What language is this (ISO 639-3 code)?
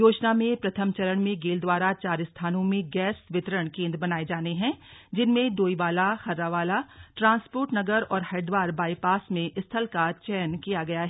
hin